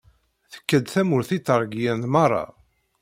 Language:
Kabyle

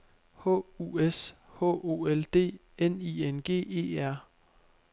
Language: Danish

